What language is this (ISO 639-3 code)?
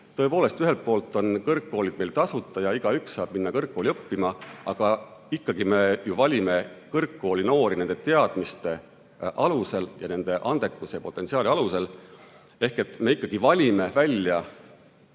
est